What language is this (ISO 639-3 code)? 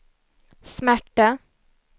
swe